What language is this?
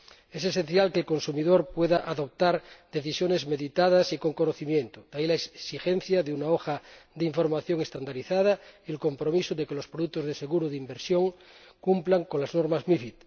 Spanish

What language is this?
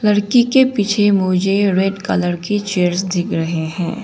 Hindi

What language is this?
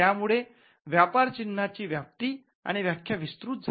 Marathi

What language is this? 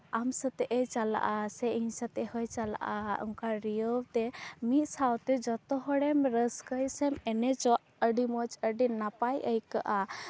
Santali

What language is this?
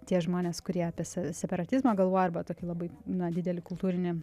Lithuanian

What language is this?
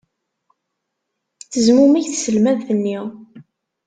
Kabyle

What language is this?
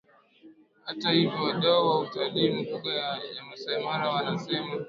Swahili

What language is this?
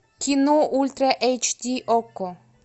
Russian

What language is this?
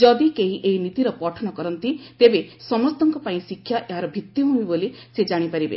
Odia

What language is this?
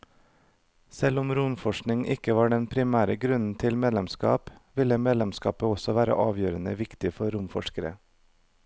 Norwegian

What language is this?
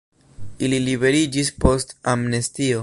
Esperanto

